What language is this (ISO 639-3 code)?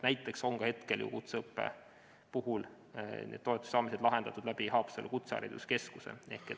est